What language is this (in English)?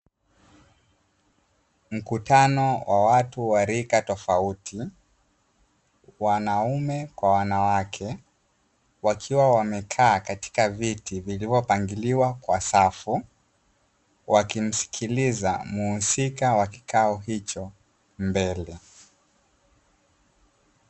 Swahili